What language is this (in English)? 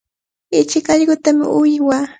Cajatambo North Lima Quechua